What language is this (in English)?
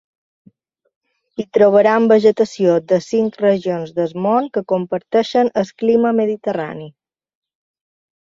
Catalan